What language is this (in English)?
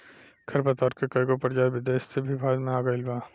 Bhojpuri